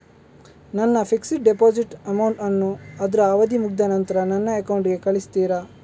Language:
Kannada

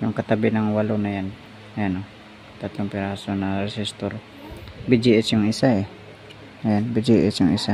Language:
Filipino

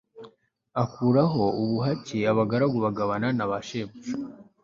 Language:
Kinyarwanda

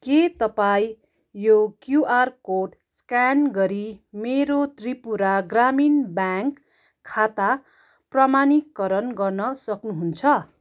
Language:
Nepali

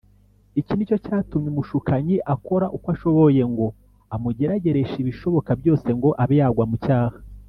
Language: Kinyarwanda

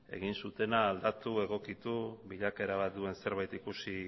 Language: Basque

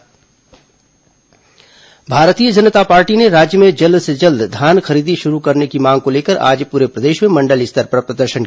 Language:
Hindi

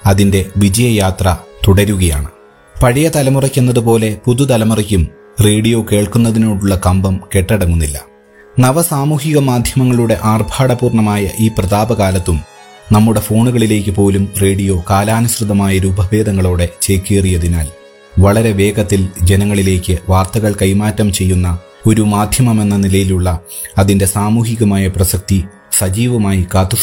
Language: Malayalam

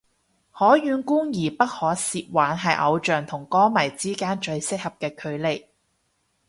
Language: Cantonese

